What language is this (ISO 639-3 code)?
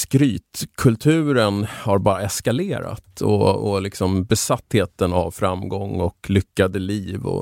swe